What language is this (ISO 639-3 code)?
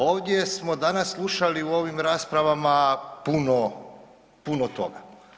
hrv